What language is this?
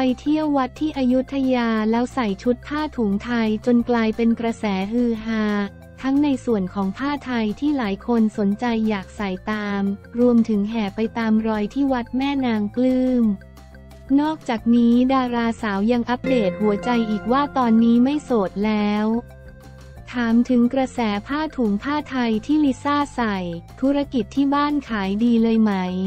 Thai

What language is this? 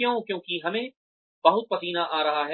Hindi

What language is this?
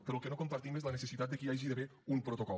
Catalan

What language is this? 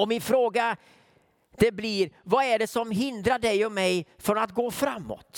Swedish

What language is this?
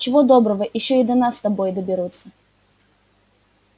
Russian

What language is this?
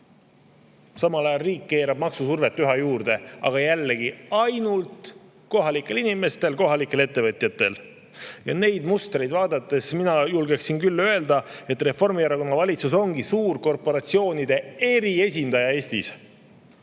Estonian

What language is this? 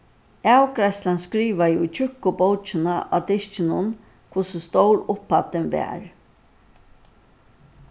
Faroese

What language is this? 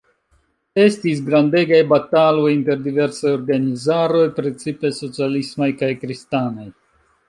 Esperanto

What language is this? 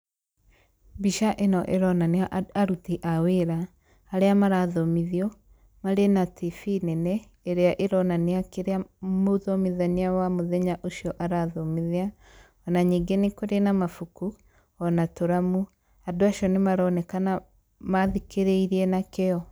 Kikuyu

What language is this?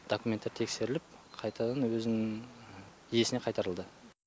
Kazakh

